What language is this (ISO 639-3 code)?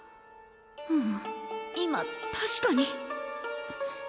jpn